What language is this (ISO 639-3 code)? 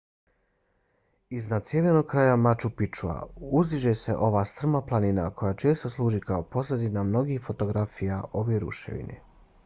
bos